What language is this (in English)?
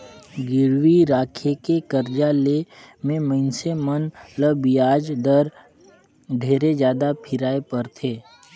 Chhattisgarhi